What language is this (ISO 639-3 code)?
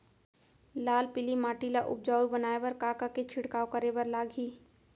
hne